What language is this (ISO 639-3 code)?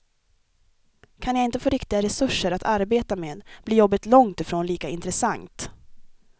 swe